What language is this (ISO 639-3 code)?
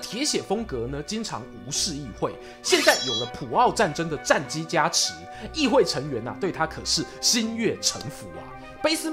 zho